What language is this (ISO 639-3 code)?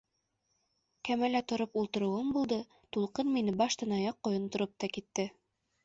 bak